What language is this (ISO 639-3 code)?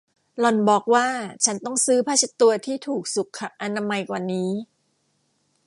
tha